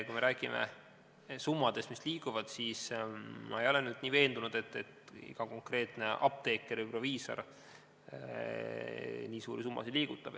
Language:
Estonian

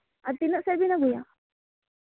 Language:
Santali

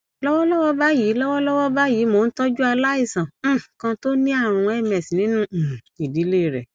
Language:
Yoruba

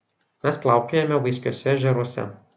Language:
Lithuanian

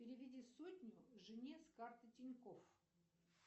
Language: Russian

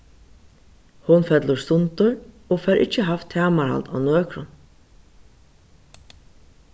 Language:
Faroese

